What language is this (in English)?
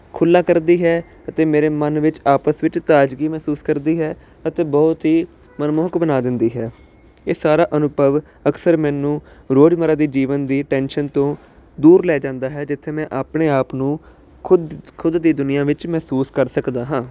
Punjabi